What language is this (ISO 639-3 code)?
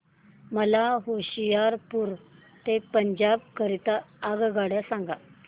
mar